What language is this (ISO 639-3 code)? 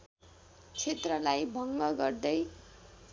nep